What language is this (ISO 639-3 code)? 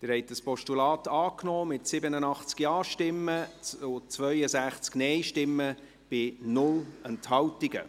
gsw